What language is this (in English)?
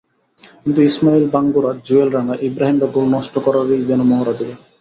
Bangla